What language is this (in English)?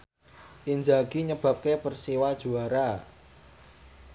Javanese